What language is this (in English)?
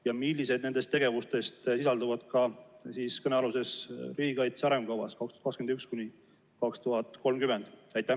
Estonian